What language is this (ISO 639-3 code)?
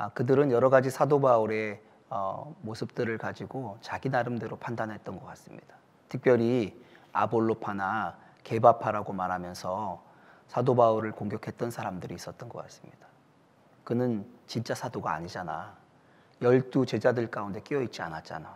kor